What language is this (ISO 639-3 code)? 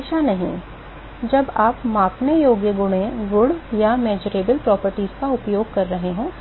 hin